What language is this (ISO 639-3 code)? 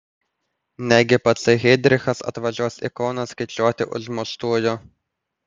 lit